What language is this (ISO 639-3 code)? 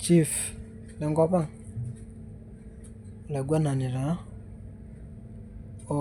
mas